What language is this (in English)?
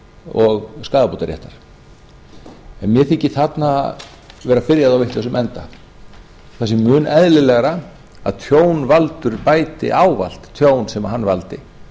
Icelandic